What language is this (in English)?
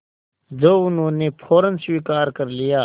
Hindi